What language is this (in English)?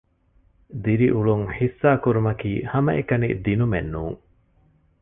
Divehi